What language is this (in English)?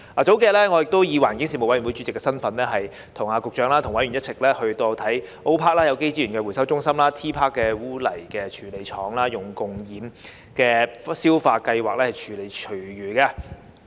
Cantonese